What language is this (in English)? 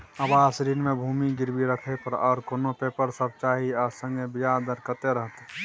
Maithili